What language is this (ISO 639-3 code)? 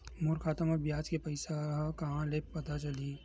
hne